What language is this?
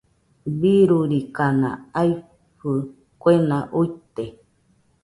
Nüpode Huitoto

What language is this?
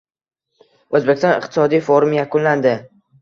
Uzbek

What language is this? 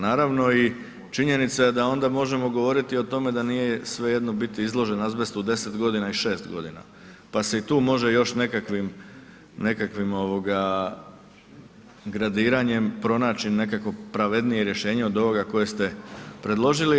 Croatian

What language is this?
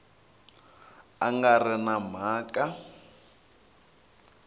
Tsonga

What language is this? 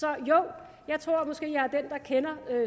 Danish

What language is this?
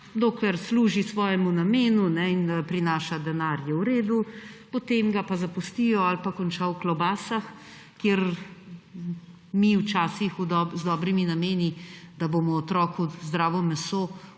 Slovenian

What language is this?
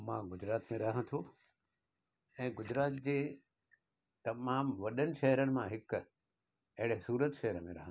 Sindhi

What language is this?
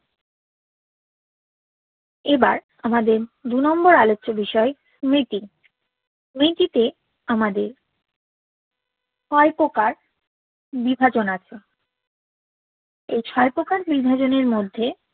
Bangla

